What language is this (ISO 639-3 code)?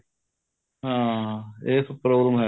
pan